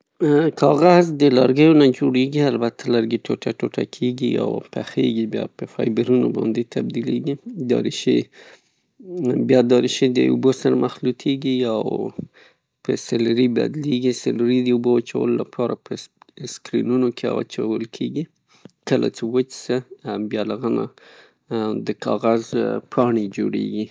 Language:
Pashto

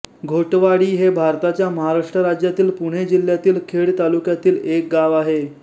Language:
Marathi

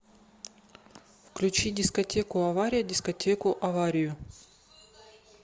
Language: Russian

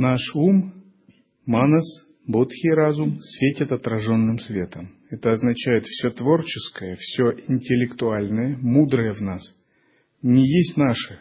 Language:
Russian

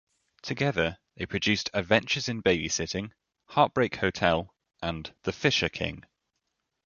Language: English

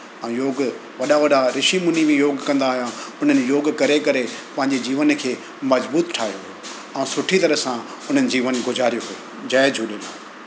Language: Sindhi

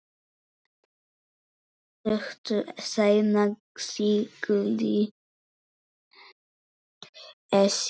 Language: Icelandic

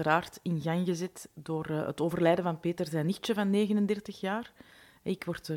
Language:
Dutch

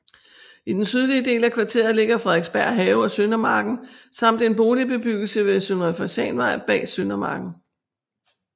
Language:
Danish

